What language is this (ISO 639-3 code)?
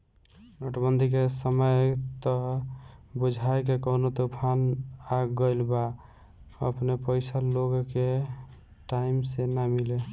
bho